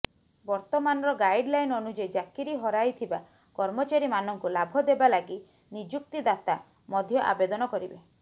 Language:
Odia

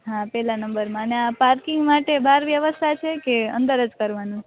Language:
Gujarati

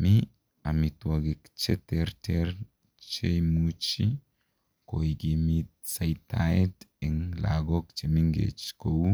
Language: Kalenjin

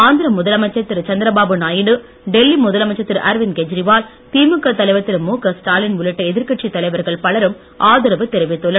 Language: Tamil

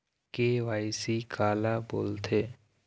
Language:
Chhattisgarhi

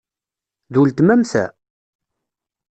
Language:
Kabyle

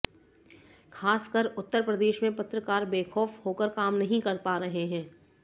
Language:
Hindi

